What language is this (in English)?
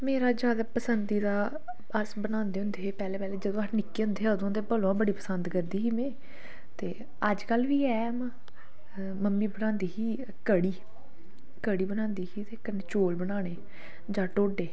Dogri